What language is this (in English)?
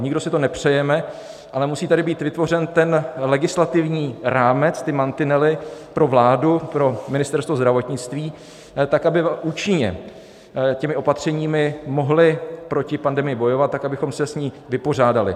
Czech